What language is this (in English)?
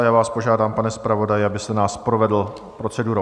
Czech